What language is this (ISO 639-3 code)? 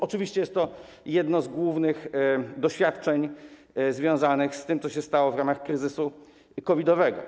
pol